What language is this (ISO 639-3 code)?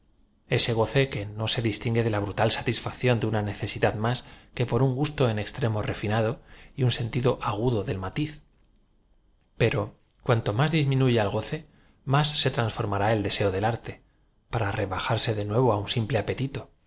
spa